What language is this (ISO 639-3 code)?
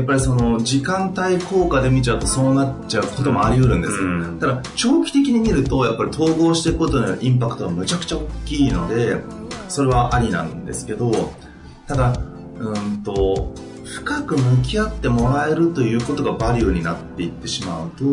jpn